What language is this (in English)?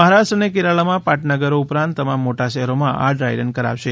Gujarati